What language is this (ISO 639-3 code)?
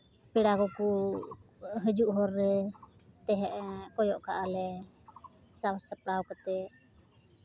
sat